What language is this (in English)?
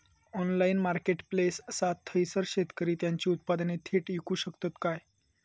Marathi